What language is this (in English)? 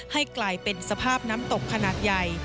Thai